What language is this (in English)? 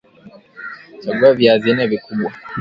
Swahili